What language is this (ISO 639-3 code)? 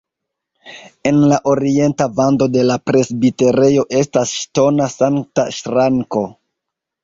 epo